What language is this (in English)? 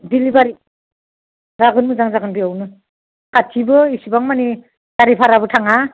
Bodo